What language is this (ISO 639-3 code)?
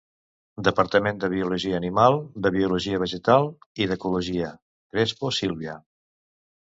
cat